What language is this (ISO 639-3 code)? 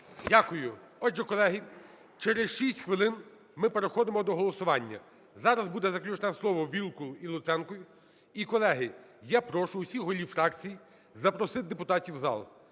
ukr